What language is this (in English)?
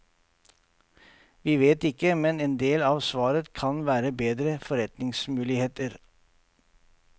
Norwegian